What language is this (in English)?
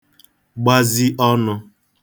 Igbo